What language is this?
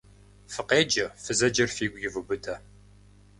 Kabardian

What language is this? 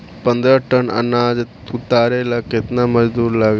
Bhojpuri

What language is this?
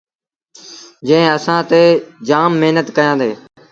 Sindhi Bhil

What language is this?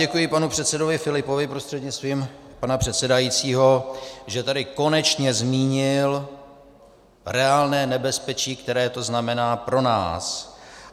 Czech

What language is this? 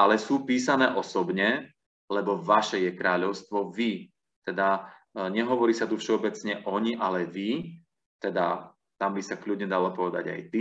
Slovak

